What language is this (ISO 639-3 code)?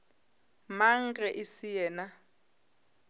nso